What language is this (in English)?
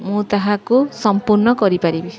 Odia